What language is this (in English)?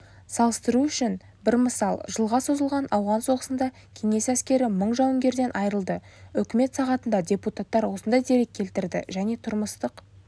Kazakh